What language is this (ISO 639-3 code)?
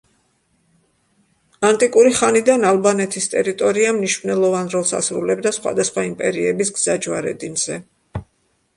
kat